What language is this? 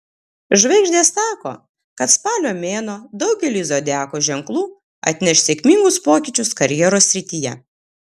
Lithuanian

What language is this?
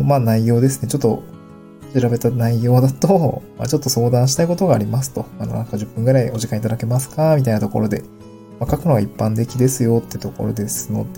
Japanese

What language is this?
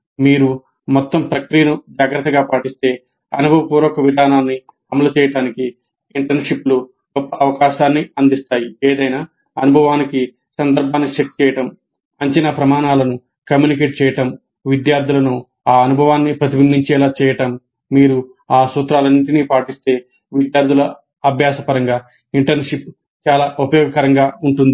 Telugu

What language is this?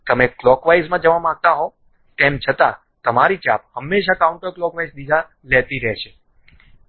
Gujarati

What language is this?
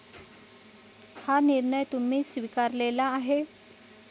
Marathi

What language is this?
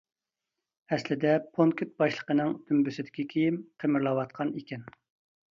Uyghur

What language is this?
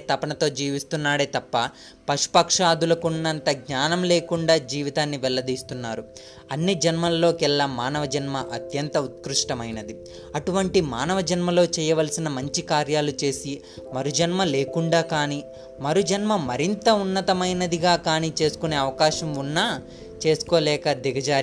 Telugu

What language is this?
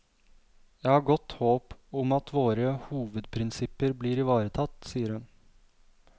Norwegian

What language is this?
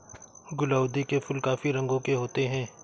Hindi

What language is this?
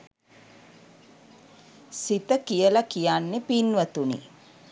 Sinhala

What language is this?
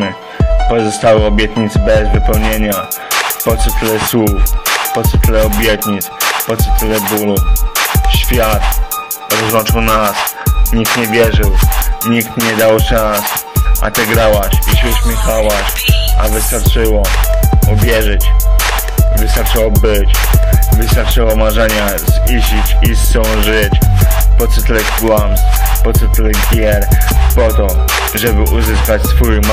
Polish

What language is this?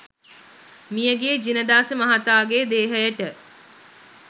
Sinhala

